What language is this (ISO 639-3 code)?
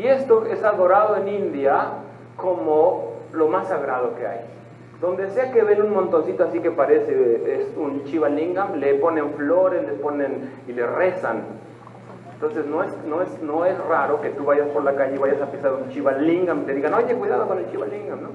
spa